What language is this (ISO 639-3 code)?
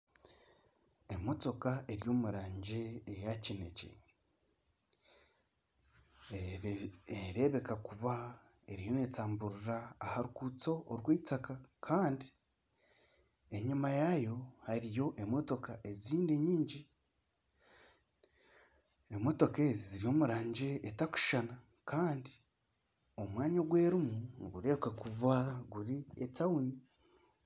nyn